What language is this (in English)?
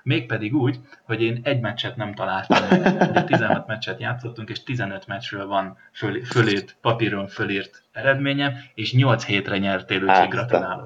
Hungarian